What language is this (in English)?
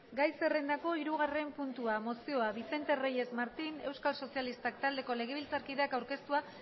Basque